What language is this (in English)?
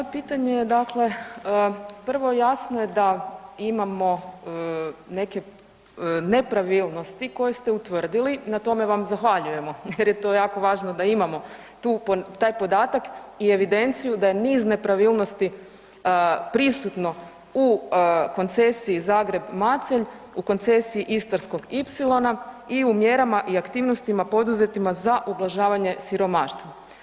Croatian